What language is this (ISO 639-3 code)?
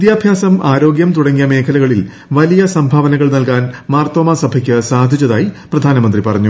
mal